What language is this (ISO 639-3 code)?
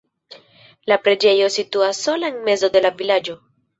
epo